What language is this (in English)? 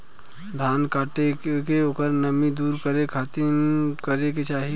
Bhojpuri